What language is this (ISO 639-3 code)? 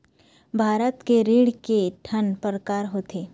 hne